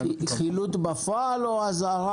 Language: Hebrew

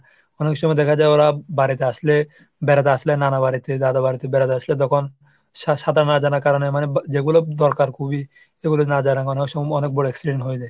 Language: Bangla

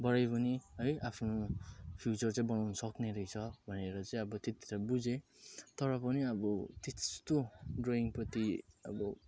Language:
Nepali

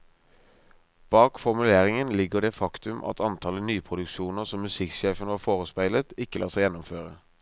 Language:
Norwegian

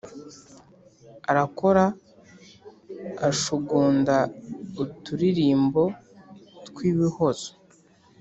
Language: Kinyarwanda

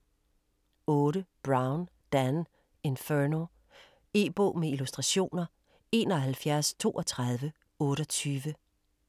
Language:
Danish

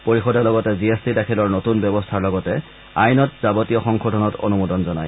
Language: Assamese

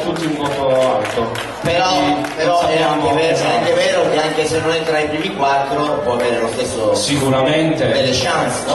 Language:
Italian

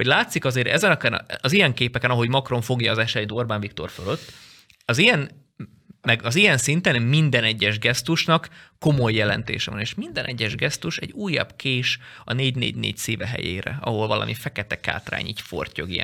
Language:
Hungarian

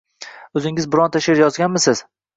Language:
Uzbek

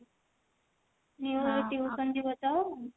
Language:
Odia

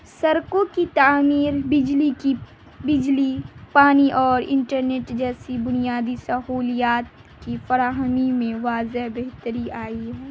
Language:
Urdu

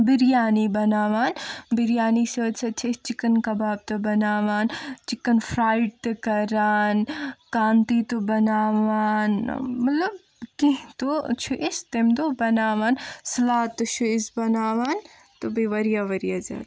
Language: Kashmiri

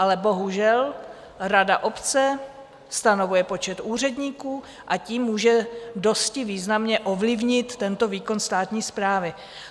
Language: Czech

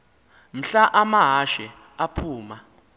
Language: Xhosa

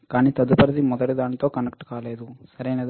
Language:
Telugu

